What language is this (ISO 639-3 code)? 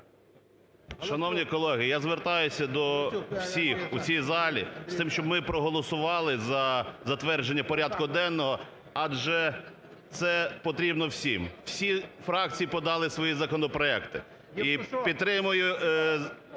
ukr